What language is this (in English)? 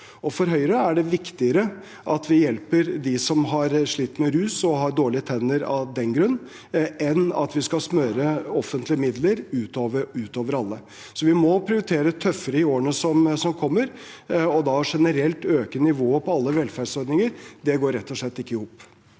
Norwegian